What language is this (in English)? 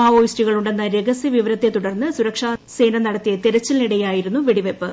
Malayalam